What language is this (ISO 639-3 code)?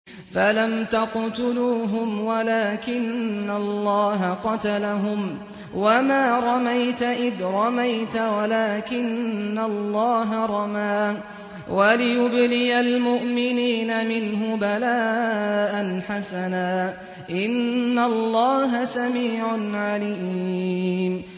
ara